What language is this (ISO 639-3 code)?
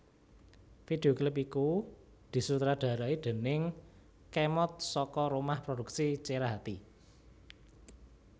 jav